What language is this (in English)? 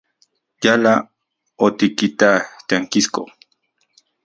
Central Puebla Nahuatl